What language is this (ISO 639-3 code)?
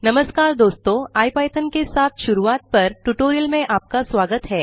hin